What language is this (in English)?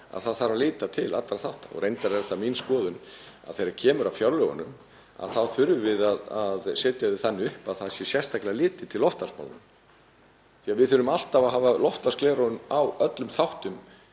Icelandic